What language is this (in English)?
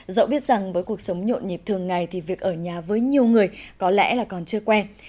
Vietnamese